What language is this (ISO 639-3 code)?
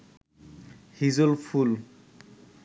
ben